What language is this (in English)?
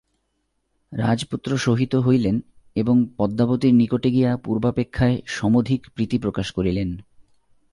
Bangla